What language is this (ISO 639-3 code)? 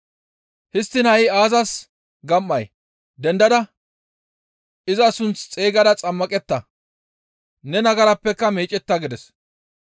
gmv